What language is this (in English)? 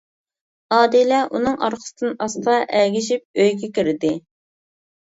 Uyghur